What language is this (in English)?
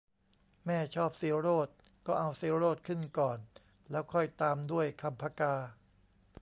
Thai